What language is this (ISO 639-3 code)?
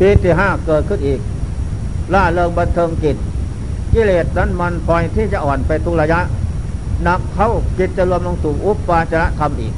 tha